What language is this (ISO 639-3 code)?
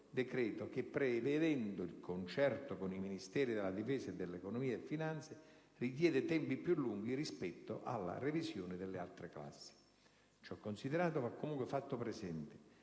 ita